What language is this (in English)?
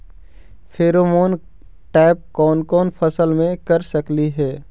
Magahi